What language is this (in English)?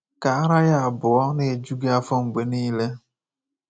Igbo